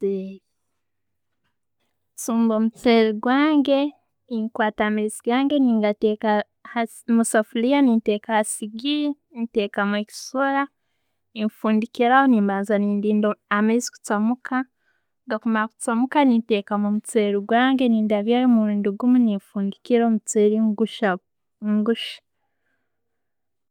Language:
Tooro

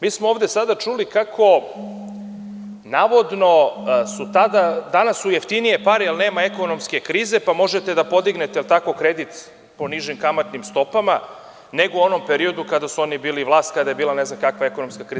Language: Serbian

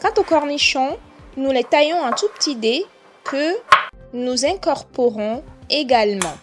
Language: French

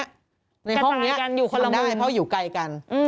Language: Thai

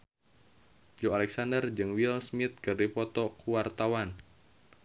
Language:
Sundanese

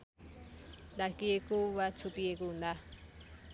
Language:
Nepali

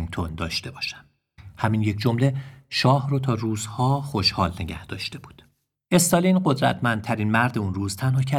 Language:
Persian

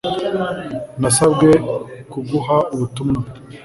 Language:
Kinyarwanda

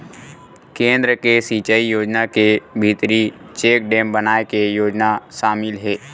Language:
Chhattisgarhi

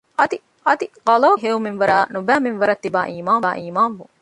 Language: Divehi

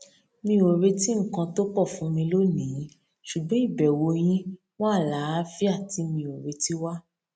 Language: Yoruba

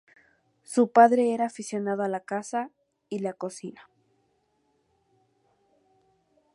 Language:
Spanish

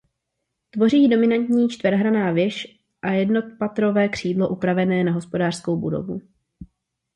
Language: Czech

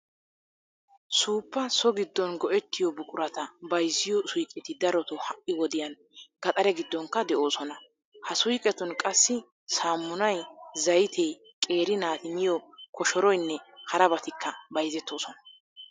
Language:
Wolaytta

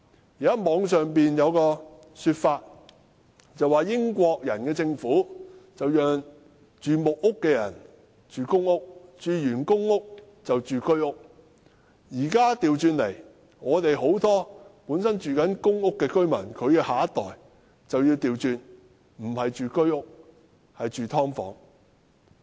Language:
Cantonese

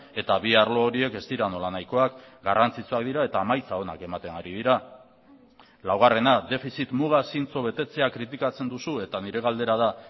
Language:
Basque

